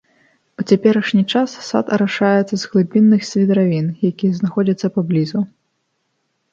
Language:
Belarusian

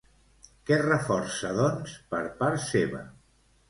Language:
Catalan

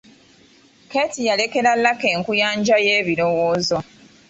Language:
Ganda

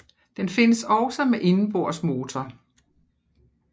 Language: Danish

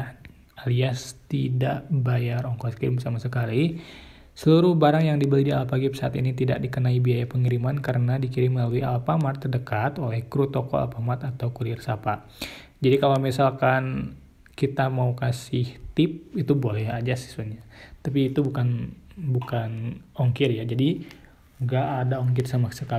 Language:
Indonesian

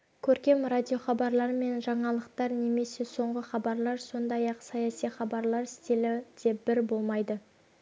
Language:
Kazakh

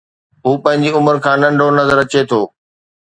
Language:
Sindhi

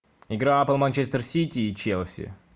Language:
Russian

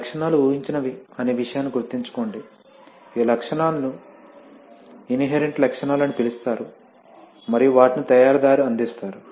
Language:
Telugu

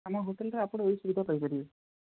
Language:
Odia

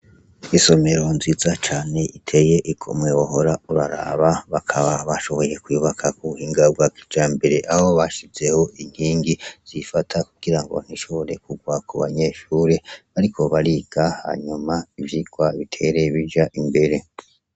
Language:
Rundi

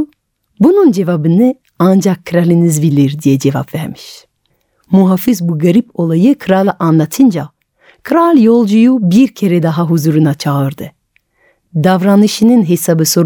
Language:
Turkish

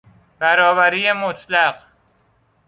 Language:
Persian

